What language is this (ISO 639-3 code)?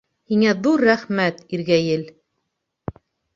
bak